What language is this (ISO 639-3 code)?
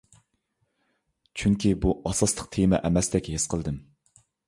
uig